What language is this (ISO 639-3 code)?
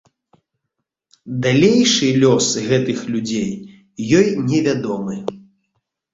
bel